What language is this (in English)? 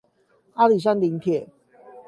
Chinese